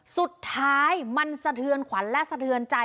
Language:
Thai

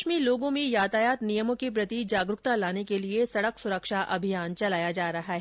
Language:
Hindi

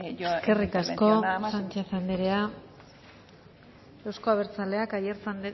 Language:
Basque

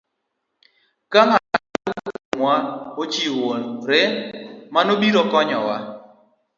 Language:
Luo (Kenya and Tanzania)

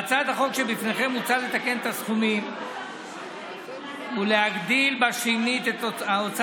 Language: Hebrew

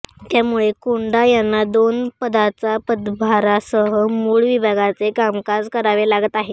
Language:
Marathi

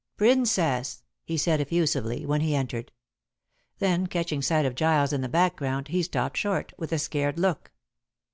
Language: English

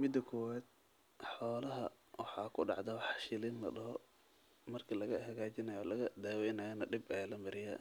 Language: Somali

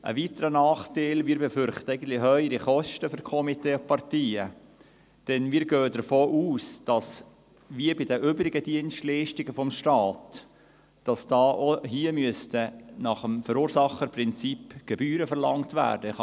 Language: Swiss German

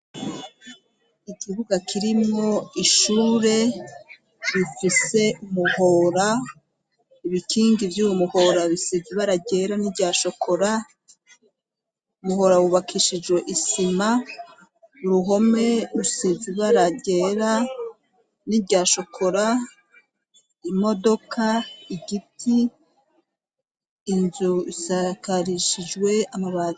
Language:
Rundi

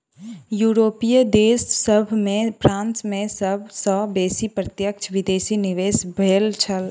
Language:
Maithili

